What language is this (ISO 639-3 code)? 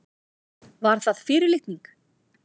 isl